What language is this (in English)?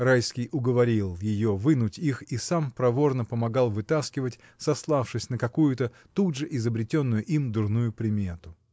Russian